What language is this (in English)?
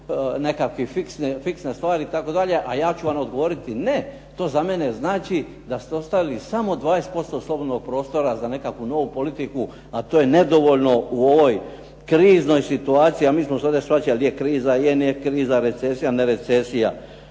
Croatian